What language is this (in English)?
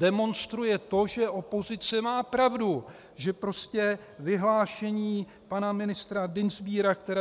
Czech